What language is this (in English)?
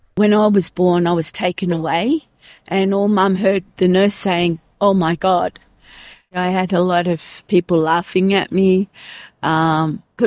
Indonesian